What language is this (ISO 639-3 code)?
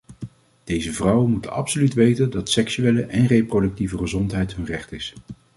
nld